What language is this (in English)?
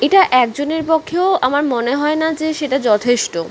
Bangla